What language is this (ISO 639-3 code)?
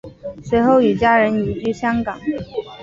zho